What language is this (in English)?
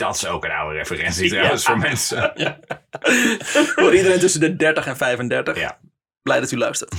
Dutch